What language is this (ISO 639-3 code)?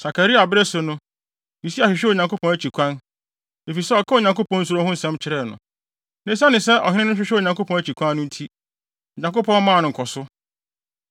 aka